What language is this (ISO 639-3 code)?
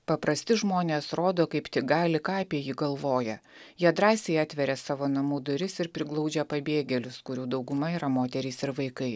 lit